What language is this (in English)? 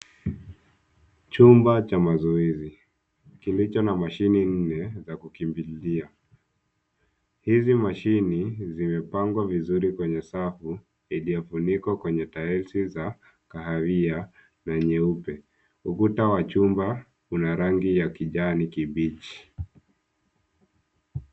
Swahili